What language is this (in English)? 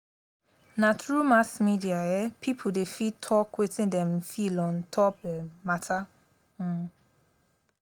Nigerian Pidgin